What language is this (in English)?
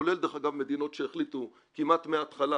Hebrew